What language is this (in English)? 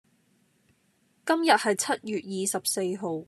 Cantonese